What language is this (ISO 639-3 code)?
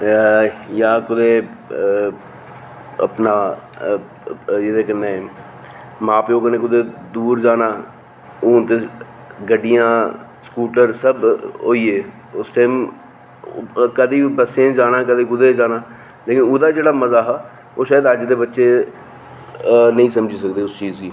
doi